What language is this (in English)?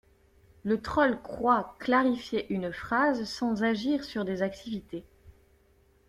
French